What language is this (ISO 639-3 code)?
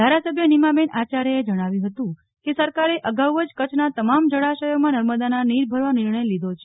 guj